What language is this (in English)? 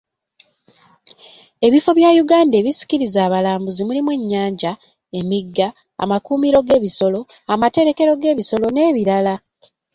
Ganda